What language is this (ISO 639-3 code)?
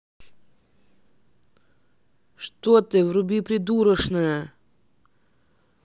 rus